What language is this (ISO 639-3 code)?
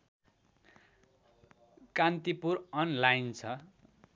nep